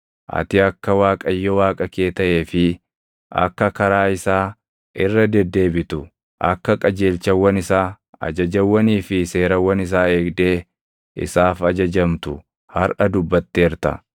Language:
Oromo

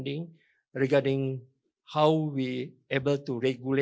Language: Indonesian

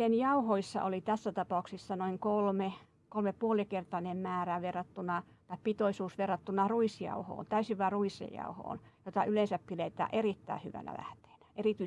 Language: Finnish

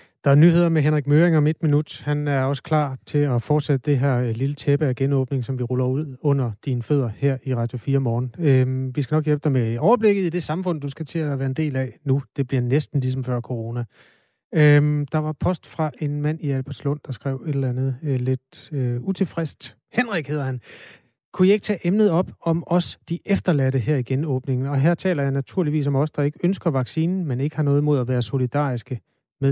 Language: Danish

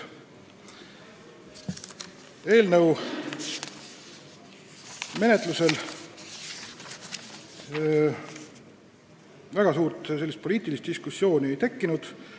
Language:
Estonian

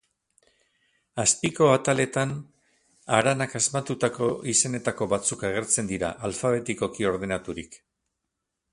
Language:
Basque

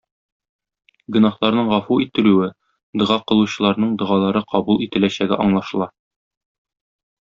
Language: Tatar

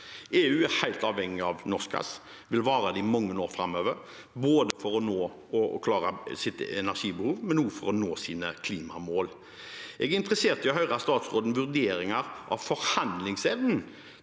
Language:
Norwegian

